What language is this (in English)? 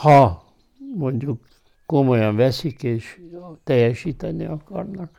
Hungarian